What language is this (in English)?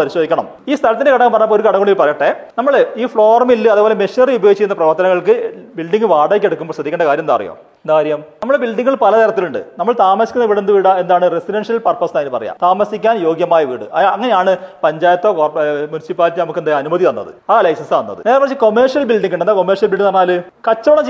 Malayalam